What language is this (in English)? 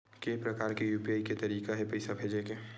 Chhattisgarhi